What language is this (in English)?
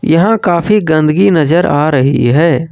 Hindi